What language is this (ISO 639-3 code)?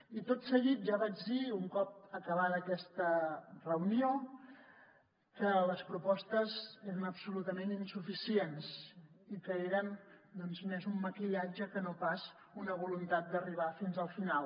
cat